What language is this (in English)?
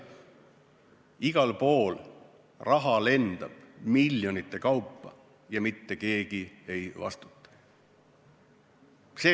Estonian